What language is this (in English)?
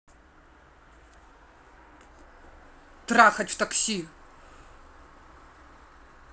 Russian